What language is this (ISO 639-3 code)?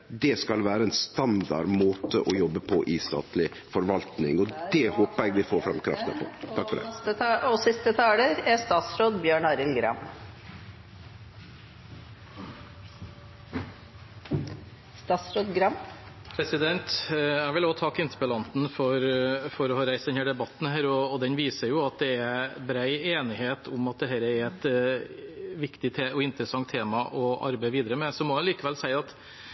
nor